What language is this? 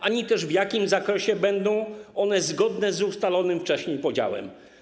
Polish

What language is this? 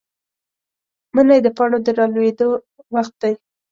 Pashto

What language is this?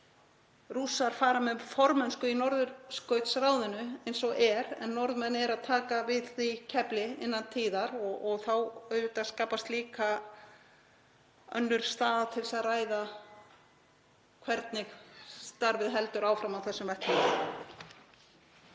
Icelandic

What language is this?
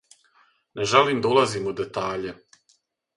Serbian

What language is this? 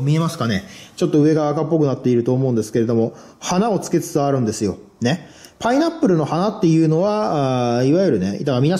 Japanese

